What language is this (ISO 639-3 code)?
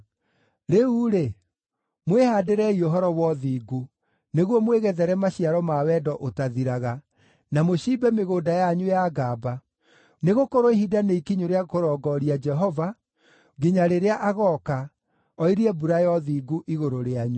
kik